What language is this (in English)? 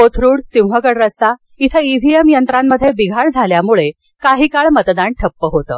Marathi